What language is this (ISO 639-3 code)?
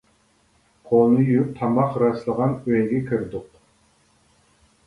uig